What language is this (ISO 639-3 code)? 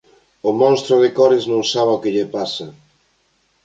glg